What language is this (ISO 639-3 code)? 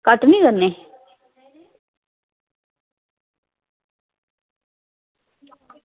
doi